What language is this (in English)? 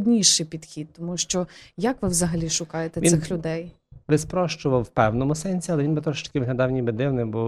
Ukrainian